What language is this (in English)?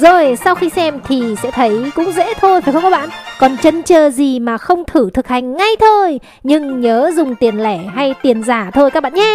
Vietnamese